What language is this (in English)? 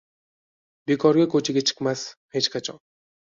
Uzbek